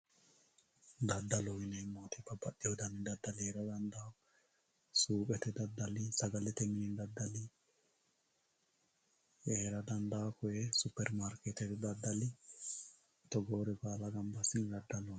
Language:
Sidamo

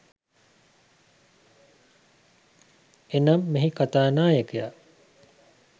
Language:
Sinhala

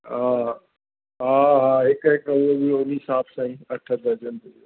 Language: Sindhi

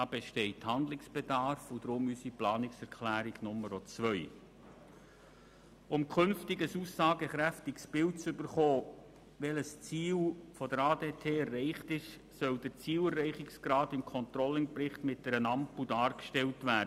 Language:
Swiss German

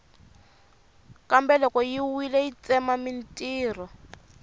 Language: Tsonga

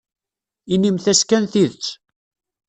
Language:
Kabyle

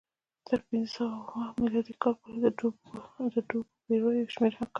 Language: Pashto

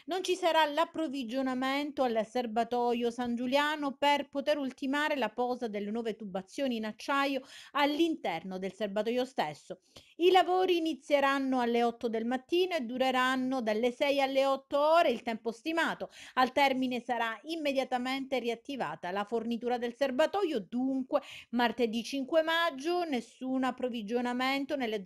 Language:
Italian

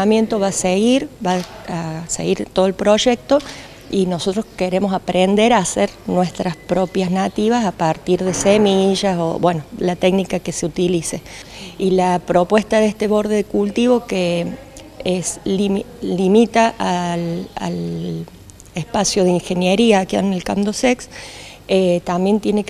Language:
Spanish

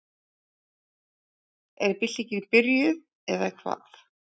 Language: Icelandic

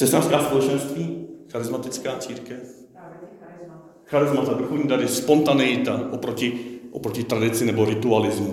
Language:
Czech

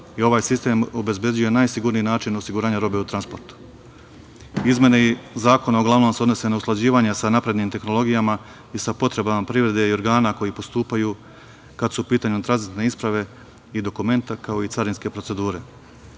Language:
Serbian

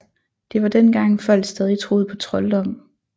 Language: Danish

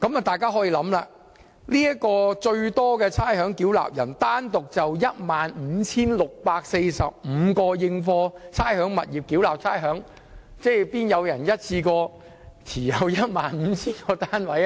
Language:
Cantonese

